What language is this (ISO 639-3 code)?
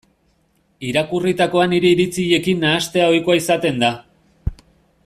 eus